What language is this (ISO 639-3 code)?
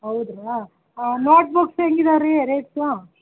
kan